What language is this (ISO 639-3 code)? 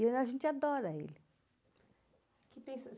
por